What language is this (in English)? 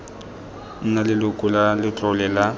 Tswana